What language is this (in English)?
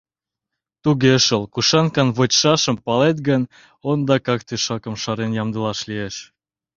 Mari